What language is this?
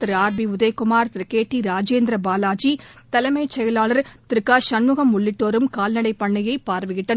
Tamil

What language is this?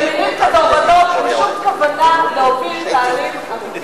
Hebrew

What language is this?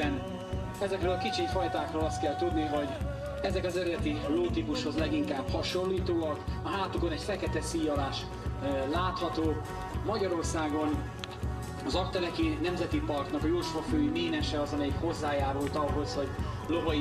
Hungarian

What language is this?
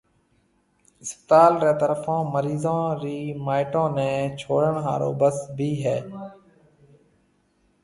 Marwari (Pakistan)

